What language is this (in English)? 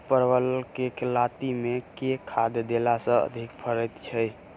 Maithili